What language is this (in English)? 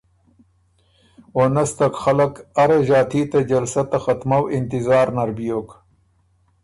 Ormuri